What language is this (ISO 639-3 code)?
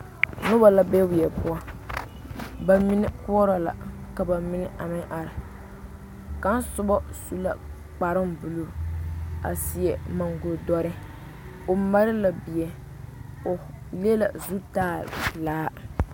dga